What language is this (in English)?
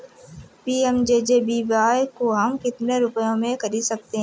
Hindi